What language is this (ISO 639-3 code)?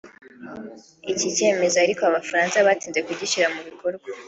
kin